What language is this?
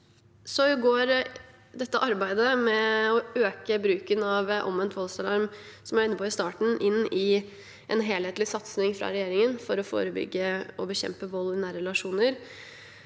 Norwegian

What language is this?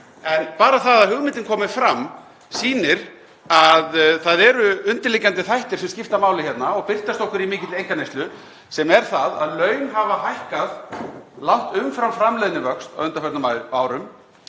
Icelandic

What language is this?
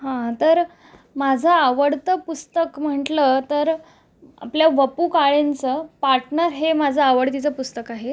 Marathi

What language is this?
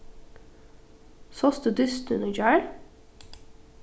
Faroese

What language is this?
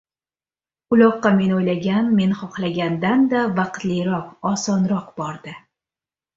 Uzbek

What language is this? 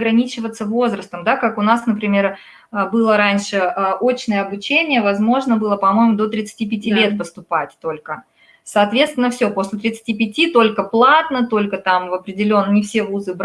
Russian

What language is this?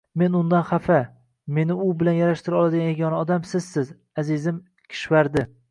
Uzbek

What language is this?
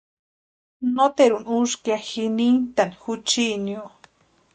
Western Highland Purepecha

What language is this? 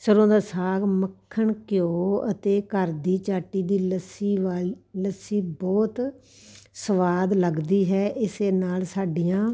Punjabi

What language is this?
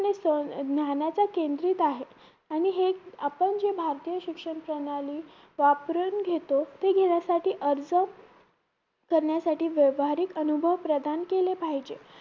Marathi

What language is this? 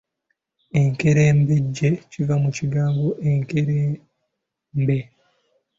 Ganda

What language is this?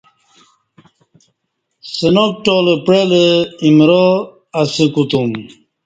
Kati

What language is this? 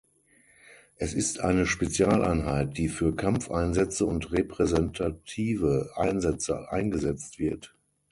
German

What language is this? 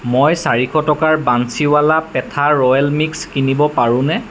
Assamese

